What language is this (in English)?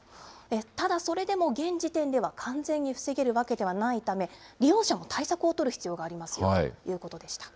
Japanese